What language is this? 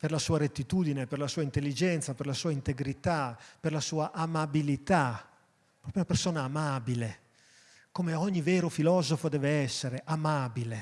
Italian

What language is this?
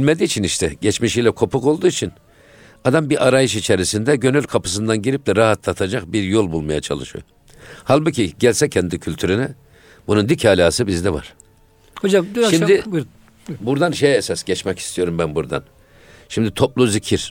Turkish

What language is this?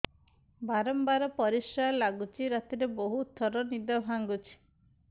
Odia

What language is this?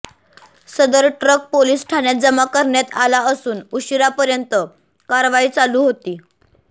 Marathi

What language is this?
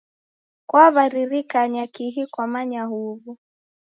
Taita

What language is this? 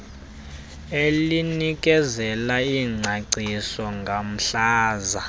Xhosa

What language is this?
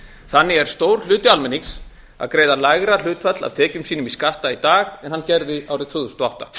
Icelandic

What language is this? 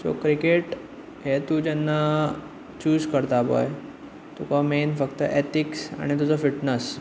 Konkani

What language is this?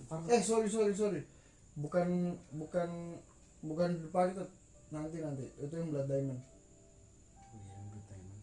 Indonesian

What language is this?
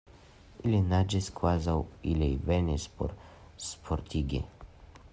Esperanto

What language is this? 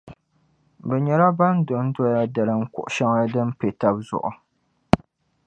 Dagbani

